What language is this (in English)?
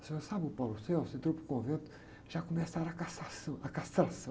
Portuguese